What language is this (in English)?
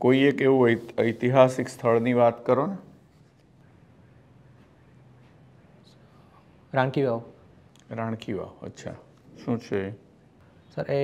Gujarati